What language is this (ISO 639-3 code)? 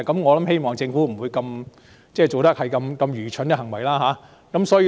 yue